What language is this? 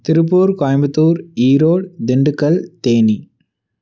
Tamil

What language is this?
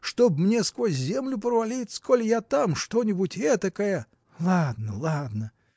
Russian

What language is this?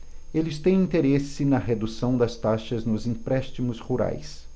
Portuguese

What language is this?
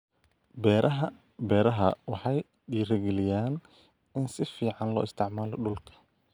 Somali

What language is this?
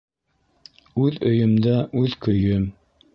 Bashkir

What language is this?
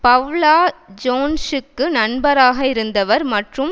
Tamil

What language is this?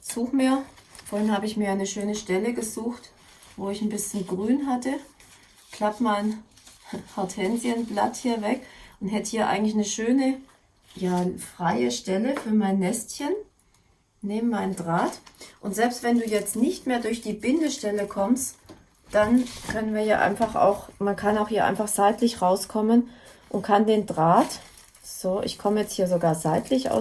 German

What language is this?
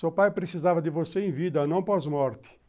Portuguese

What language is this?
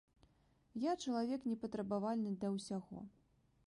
Belarusian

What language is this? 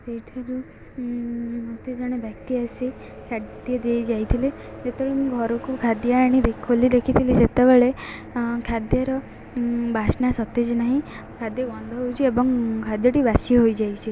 Odia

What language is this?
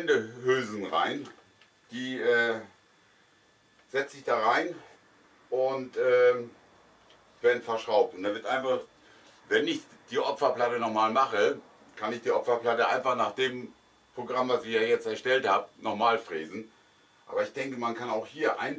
German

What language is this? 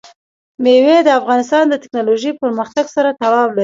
Pashto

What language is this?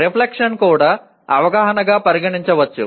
Telugu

